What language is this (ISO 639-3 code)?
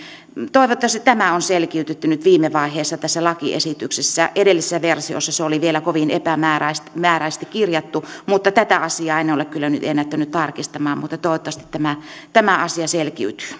fin